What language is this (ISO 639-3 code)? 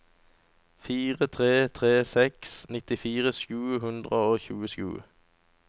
nor